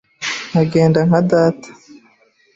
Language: Kinyarwanda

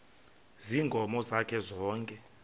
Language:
Xhosa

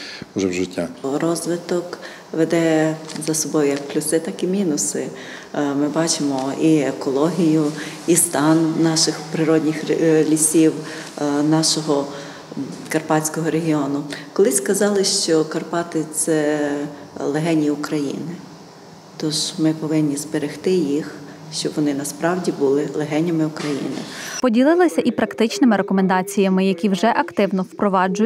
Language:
Ukrainian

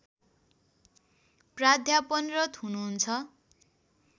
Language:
Nepali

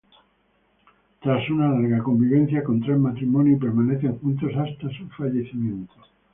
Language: Spanish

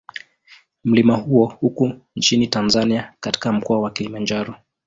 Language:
Swahili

